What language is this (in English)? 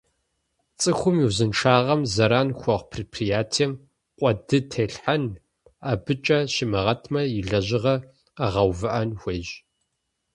Kabardian